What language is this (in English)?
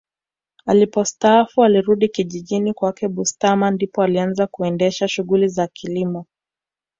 Swahili